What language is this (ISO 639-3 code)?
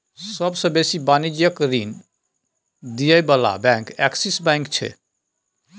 mai